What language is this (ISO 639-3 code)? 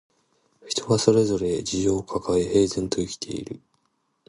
jpn